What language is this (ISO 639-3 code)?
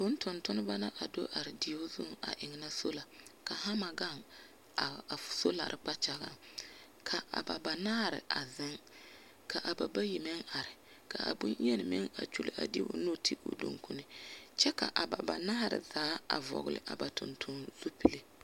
dga